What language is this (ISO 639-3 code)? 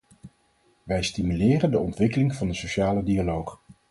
nld